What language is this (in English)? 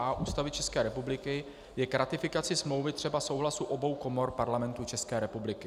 Czech